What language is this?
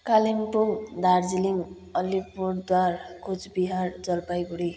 Nepali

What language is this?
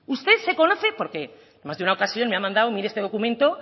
Spanish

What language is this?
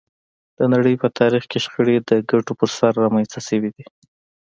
Pashto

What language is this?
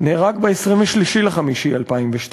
Hebrew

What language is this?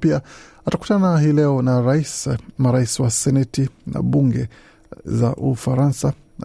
Swahili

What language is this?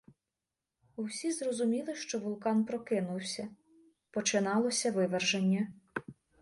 Ukrainian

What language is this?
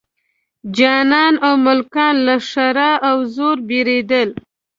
Pashto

